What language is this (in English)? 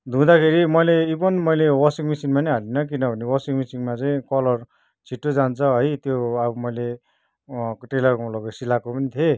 Nepali